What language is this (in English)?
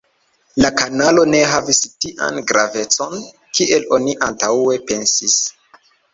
Esperanto